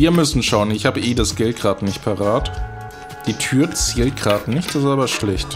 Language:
German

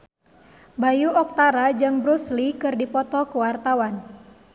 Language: Sundanese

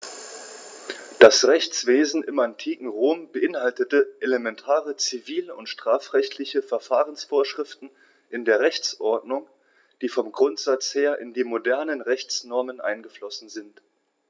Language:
German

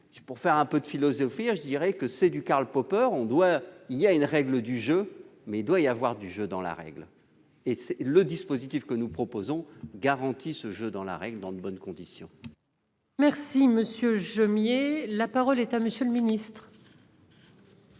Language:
French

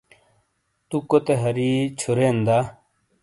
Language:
Shina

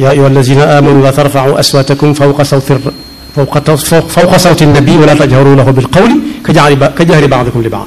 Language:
Arabic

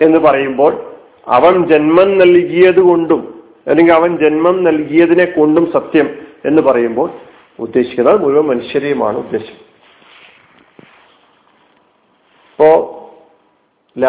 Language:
Malayalam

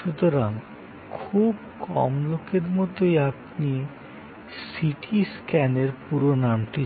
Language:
Bangla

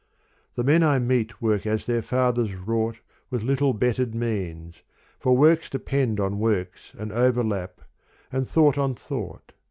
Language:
English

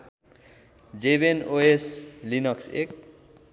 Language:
Nepali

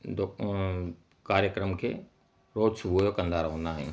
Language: Sindhi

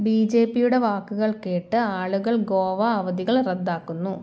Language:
Malayalam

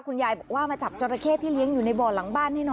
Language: Thai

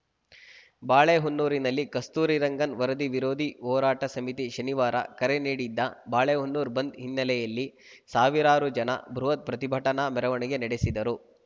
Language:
Kannada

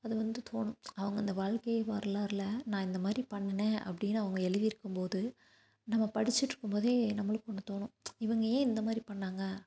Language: Tamil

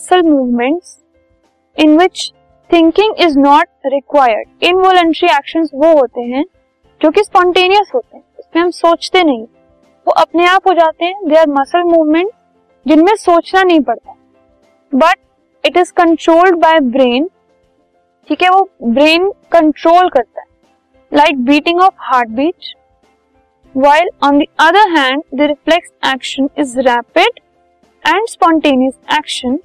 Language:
Hindi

